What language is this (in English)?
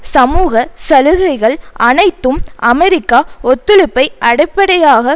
Tamil